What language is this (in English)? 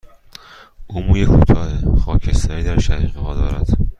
Persian